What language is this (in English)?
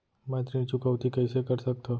Chhattisgarhi